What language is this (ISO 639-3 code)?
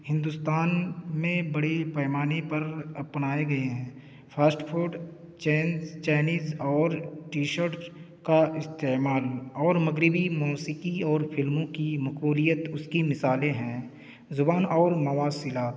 urd